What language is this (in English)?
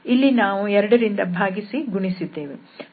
Kannada